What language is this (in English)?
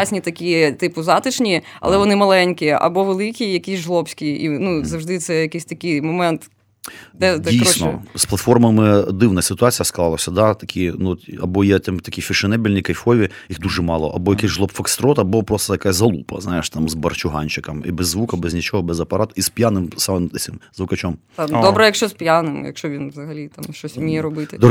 Ukrainian